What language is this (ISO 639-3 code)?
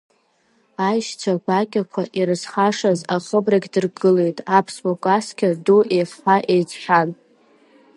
abk